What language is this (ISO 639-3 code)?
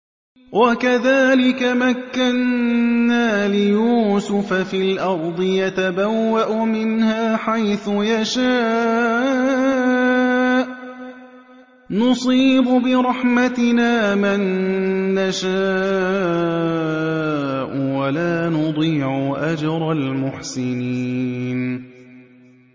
ara